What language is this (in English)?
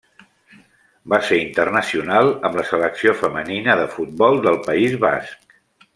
Catalan